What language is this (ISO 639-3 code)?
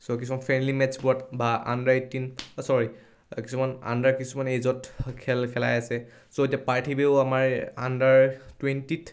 asm